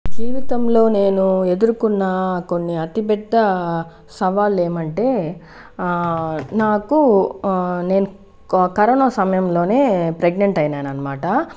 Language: Telugu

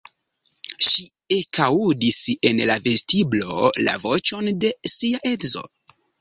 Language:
Esperanto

